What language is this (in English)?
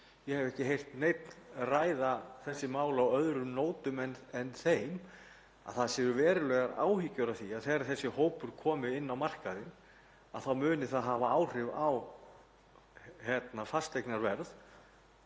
Icelandic